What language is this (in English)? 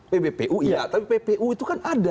Indonesian